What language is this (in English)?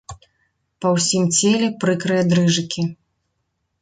Belarusian